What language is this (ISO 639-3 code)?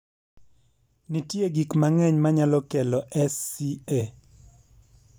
luo